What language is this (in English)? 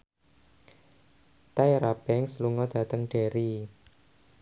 Javanese